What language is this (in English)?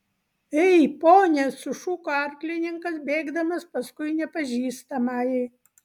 Lithuanian